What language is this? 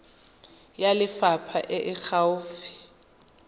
Tswana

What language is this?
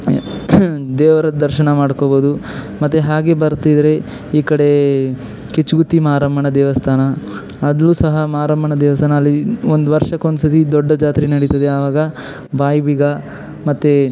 Kannada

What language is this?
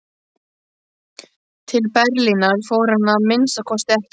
Icelandic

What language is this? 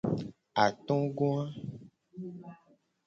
Gen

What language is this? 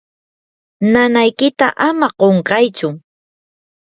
Yanahuanca Pasco Quechua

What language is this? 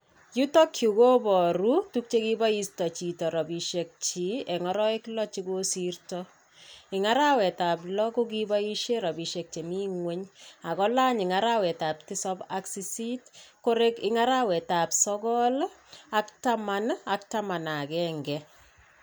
Kalenjin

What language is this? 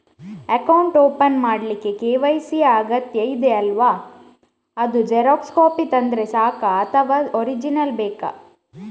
Kannada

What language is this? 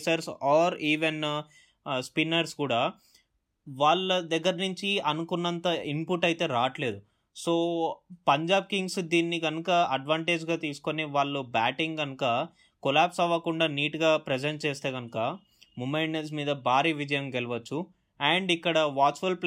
Telugu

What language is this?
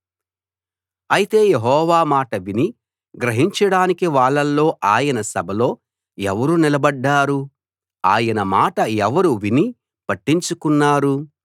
Telugu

